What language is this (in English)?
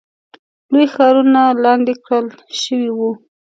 Pashto